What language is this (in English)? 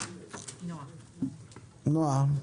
Hebrew